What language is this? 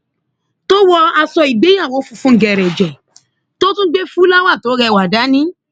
Yoruba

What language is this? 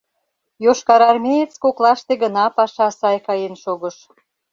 Mari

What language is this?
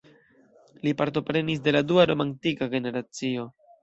Esperanto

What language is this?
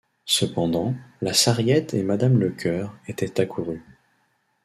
French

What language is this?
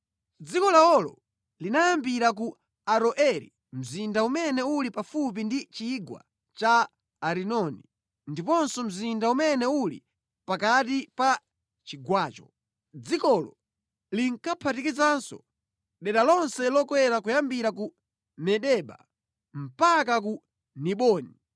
Nyanja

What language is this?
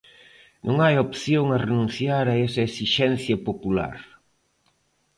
Galician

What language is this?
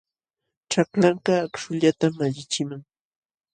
Jauja Wanca Quechua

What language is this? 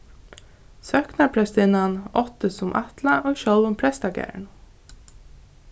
Faroese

